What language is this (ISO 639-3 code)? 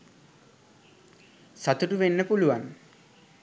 sin